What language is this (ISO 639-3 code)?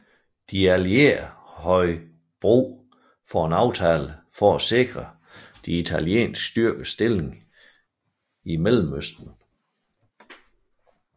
dan